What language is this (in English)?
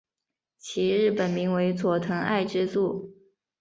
Chinese